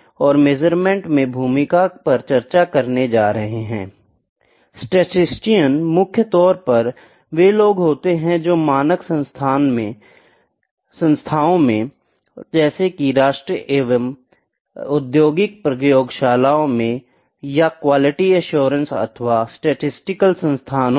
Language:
Hindi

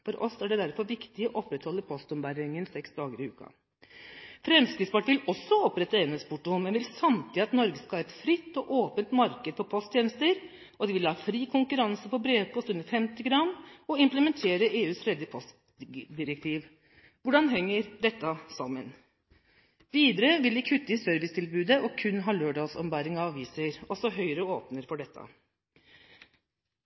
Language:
Norwegian Bokmål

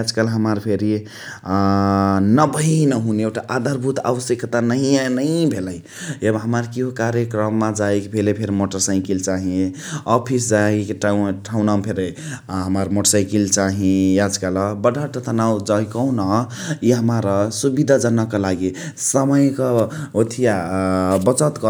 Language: Chitwania Tharu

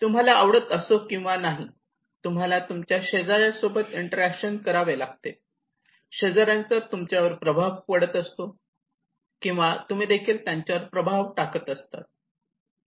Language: Marathi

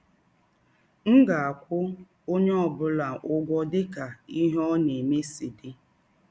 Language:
Igbo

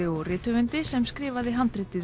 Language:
Icelandic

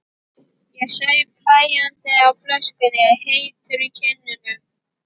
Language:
Icelandic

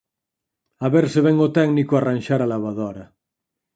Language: Galician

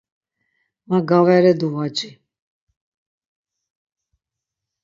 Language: Laz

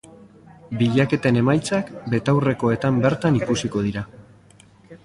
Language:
Basque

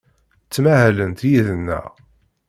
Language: Kabyle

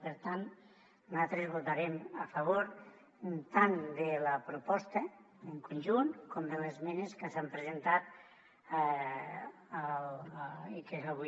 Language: Catalan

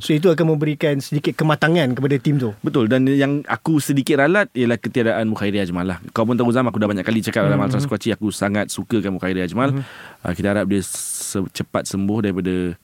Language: Malay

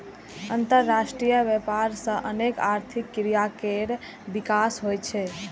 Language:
Maithili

